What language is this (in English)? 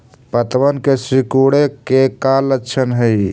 Magahi